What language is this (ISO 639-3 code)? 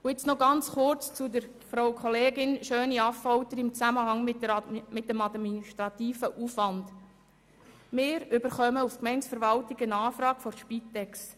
gsw